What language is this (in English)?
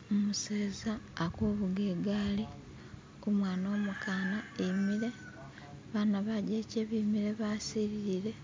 Masaaba